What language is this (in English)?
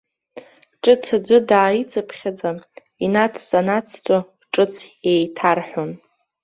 Abkhazian